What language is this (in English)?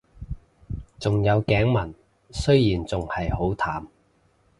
Cantonese